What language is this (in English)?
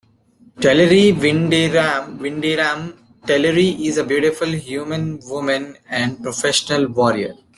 English